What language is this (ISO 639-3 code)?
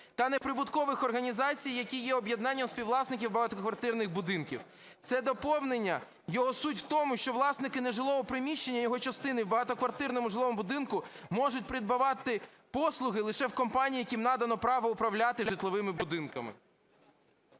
ukr